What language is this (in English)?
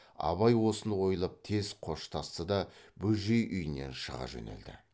Kazakh